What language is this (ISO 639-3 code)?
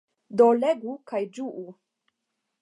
epo